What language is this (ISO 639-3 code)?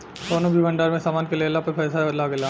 bho